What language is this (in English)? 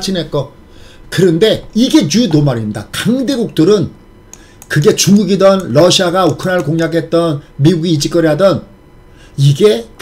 Korean